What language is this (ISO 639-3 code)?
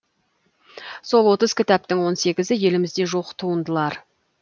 kaz